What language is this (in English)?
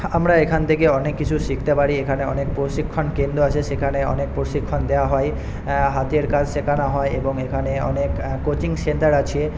Bangla